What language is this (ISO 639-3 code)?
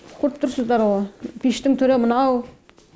kaz